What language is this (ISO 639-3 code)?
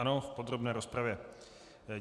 ces